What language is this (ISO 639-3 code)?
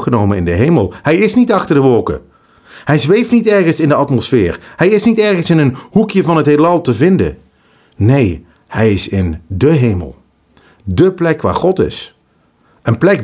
nld